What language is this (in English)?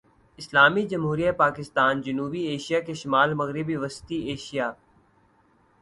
Urdu